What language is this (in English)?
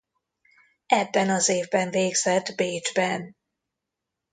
Hungarian